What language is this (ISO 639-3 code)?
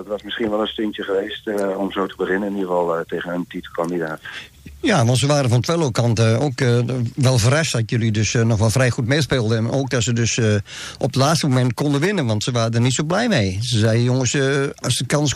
nld